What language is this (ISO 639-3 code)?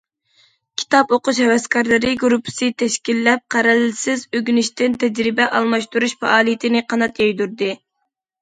uig